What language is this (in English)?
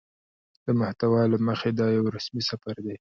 Pashto